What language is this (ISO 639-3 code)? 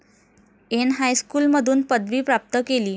mar